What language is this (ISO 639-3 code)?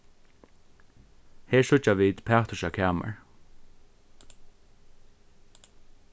fao